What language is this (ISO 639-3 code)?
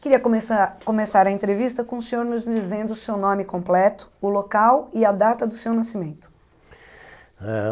por